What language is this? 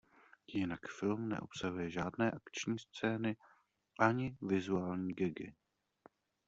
Czech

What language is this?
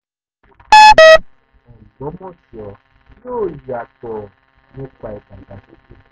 Yoruba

